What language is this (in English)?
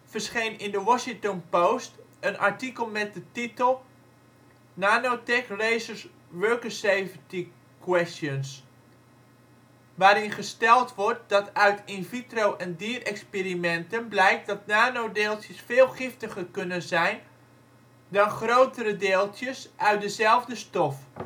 Dutch